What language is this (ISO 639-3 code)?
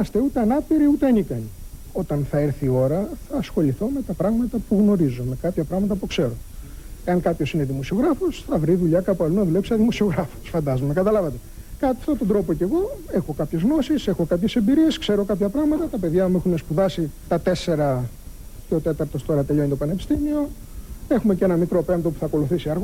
ell